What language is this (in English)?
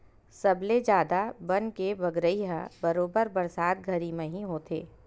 Chhattisgarhi